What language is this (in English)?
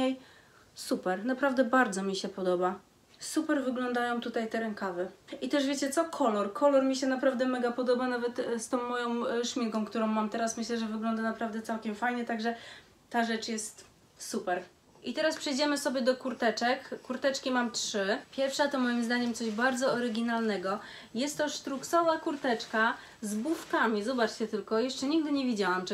Polish